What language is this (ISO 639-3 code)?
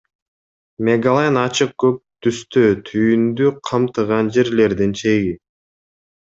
kir